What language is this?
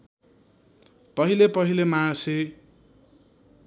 Nepali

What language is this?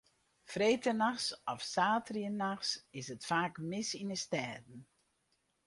Western Frisian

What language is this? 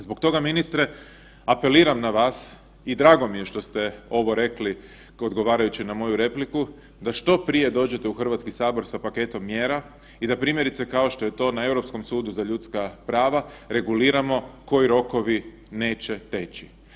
Croatian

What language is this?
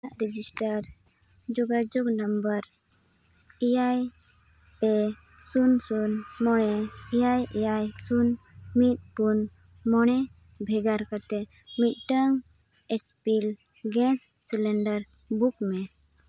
Santali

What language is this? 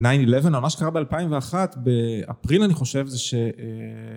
Hebrew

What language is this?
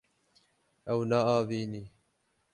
Kurdish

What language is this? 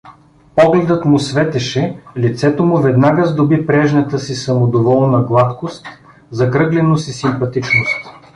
Bulgarian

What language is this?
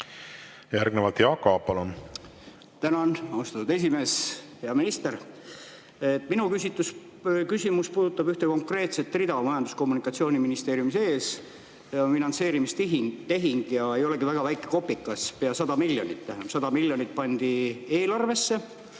Estonian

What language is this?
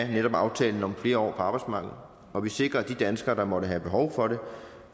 Danish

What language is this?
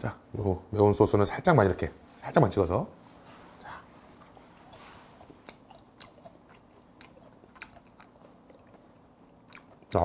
Korean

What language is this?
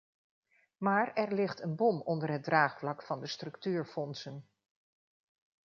Dutch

